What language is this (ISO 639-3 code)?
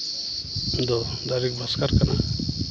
sat